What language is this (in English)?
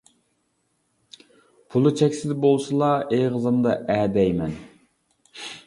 Uyghur